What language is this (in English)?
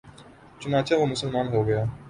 Urdu